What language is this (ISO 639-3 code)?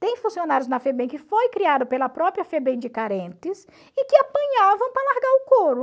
por